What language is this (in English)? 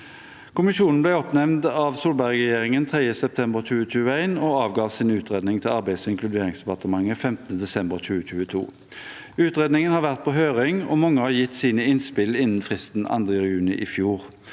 Norwegian